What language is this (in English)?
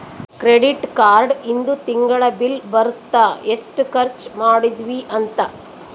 Kannada